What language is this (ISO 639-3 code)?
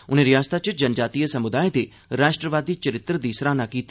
doi